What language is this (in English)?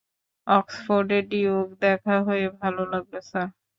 Bangla